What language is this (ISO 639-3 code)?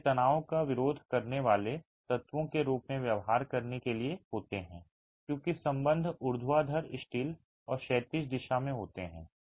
hin